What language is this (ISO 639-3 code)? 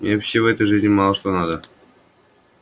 rus